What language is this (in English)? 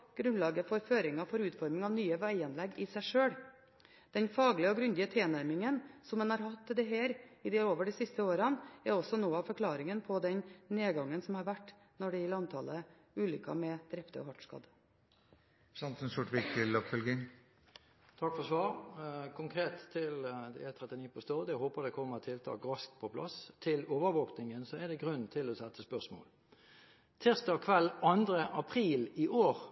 Norwegian Bokmål